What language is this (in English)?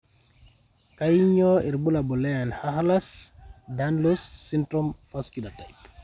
Masai